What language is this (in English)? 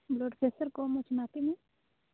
Odia